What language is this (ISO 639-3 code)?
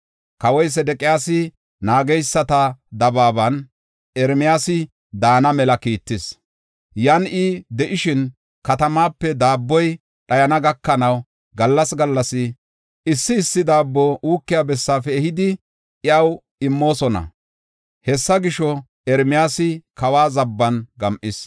gof